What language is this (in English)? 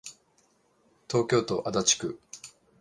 Japanese